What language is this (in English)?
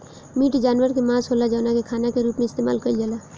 Bhojpuri